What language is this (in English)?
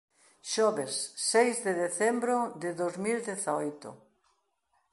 Galician